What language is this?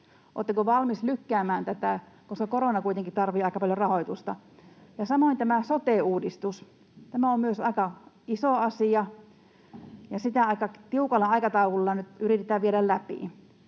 Finnish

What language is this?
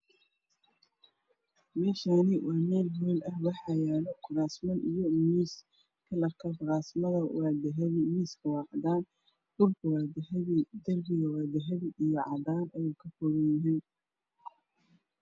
Somali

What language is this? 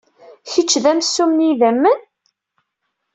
Kabyle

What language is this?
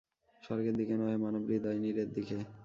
Bangla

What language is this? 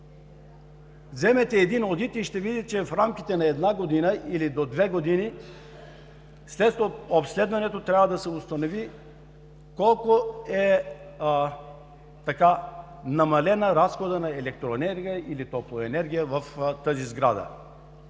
Bulgarian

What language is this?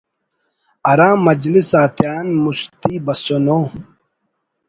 Brahui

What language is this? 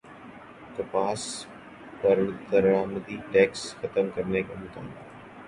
Urdu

